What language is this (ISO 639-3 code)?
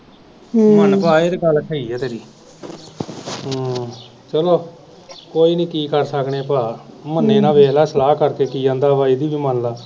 pan